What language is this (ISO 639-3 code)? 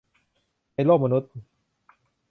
tha